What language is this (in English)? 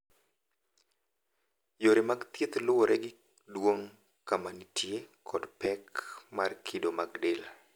Luo (Kenya and Tanzania)